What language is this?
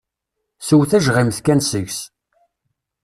Kabyle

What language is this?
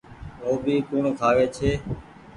Goaria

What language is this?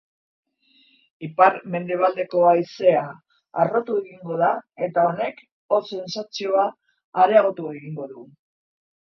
Basque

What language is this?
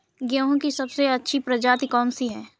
Hindi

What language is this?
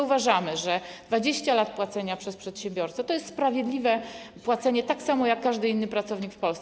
Polish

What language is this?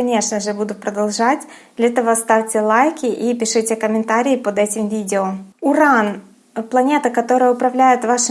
Russian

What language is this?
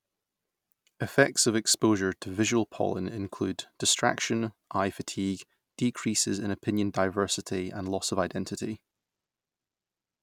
English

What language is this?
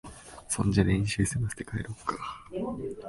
Japanese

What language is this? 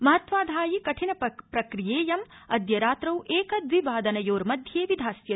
Sanskrit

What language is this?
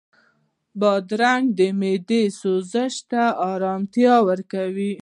Pashto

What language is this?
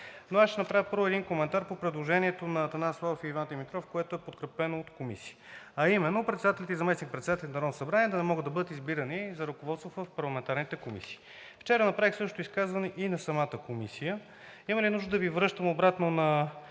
Bulgarian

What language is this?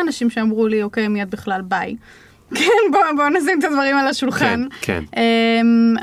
Hebrew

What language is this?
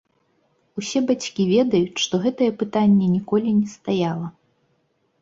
Belarusian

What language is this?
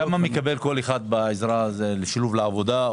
Hebrew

